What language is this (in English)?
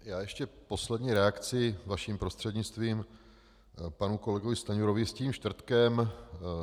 Czech